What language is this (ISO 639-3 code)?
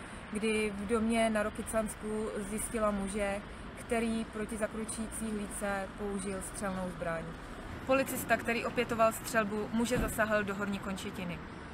ces